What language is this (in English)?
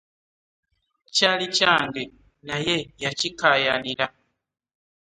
Ganda